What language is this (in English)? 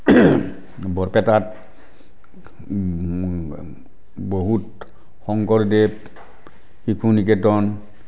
Assamese